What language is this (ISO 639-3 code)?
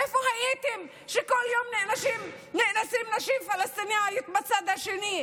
heb